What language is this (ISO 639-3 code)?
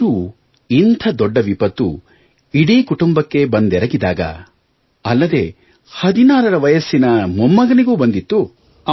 kan